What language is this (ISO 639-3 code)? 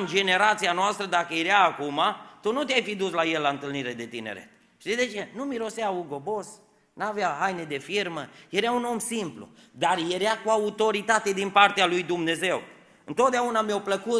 ron